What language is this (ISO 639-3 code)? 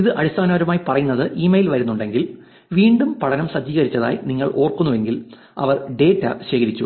mal